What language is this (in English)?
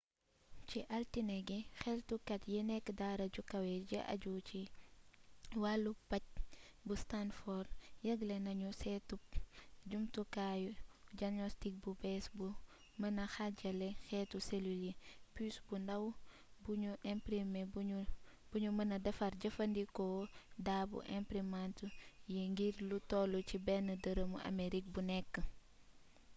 Wolof